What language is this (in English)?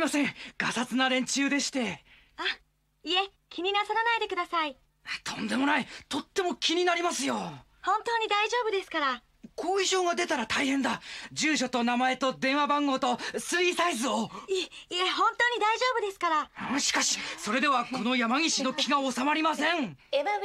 Japanese